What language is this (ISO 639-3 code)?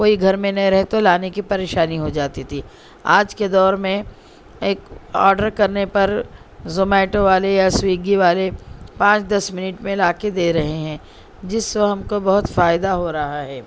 urd